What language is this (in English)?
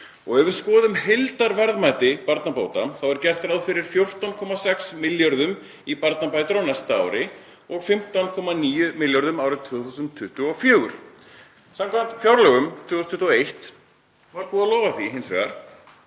Icelandic